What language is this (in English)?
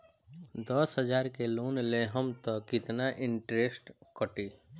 Bhojpuri